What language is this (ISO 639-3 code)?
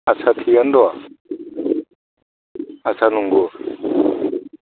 brx